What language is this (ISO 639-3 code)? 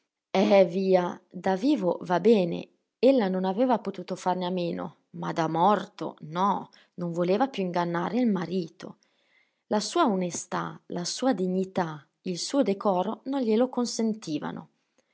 ita